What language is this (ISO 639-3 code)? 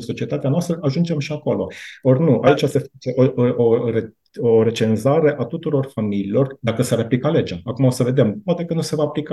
ron